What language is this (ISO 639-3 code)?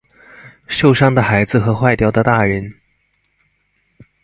zho